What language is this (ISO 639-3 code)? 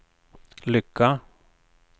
swe